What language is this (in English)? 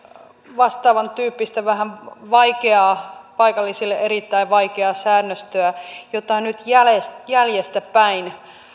Finnish